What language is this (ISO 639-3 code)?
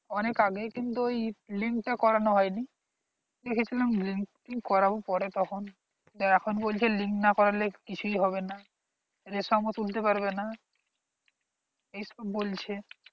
ben